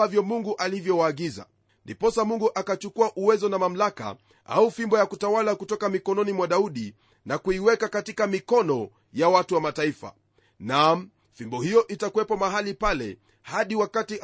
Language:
Swahili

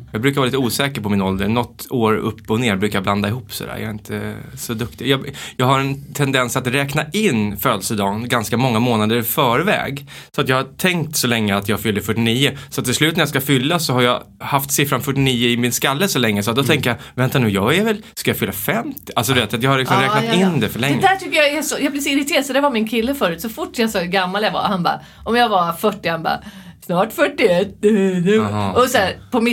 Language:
Swedish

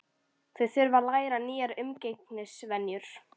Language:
Icelandic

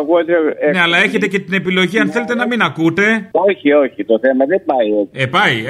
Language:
Greek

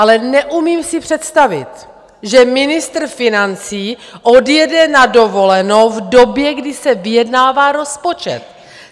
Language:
Czech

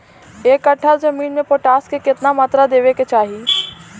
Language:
Bhojpuri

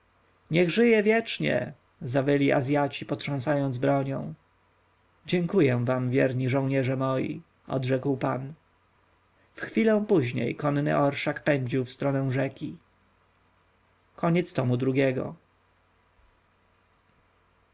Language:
Polish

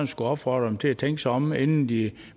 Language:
Danish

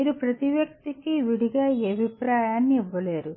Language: Telugu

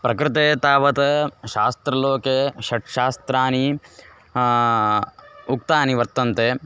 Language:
Sanskrit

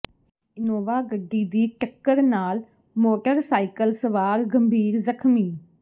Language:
Punjabi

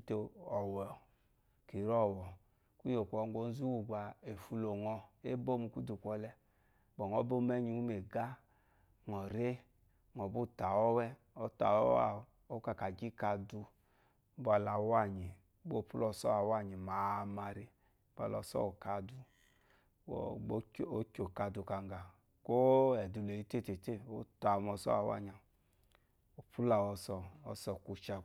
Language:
Eloyi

